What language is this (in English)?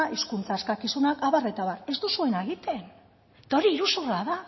Basque